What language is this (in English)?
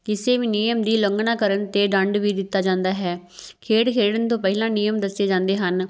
Punjabi